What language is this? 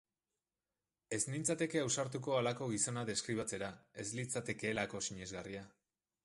Basque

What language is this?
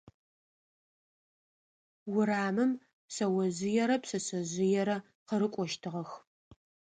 Adyghe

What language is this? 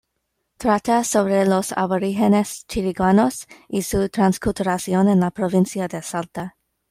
Spanish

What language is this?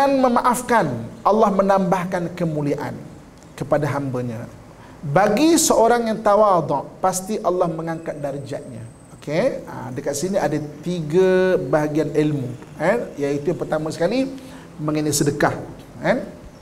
Malay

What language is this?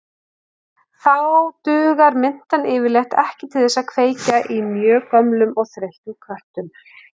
Icelandic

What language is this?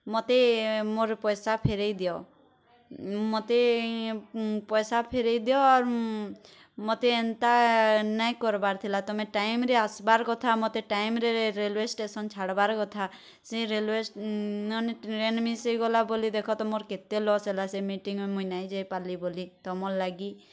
Odia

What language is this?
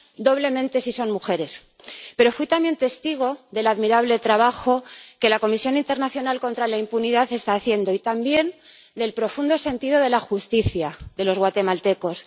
Spanish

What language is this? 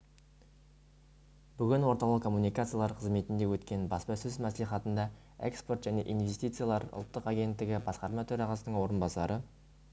Kazakh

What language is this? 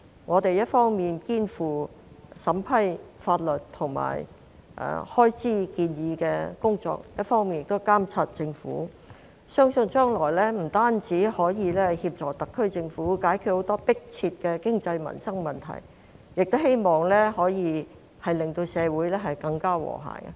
Cantonese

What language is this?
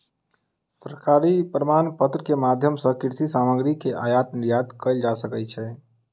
Maithili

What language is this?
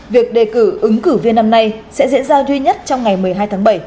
Vietnamese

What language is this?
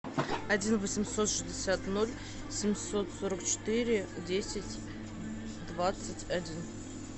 Russian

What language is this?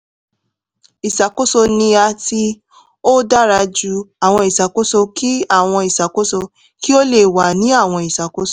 Yoruba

